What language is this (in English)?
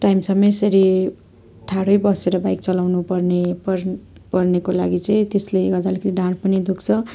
Nepali